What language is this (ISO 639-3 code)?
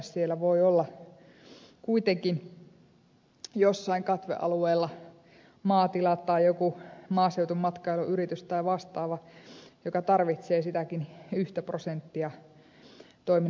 fin